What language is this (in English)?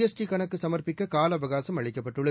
Tamil